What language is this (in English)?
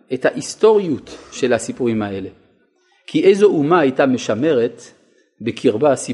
Hebrew